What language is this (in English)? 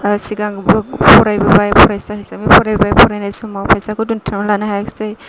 Bodo